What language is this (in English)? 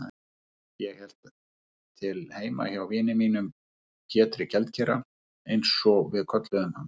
Icelandic